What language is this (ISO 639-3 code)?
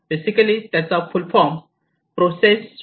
mar